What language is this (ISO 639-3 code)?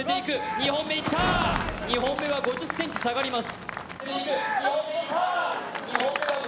jpn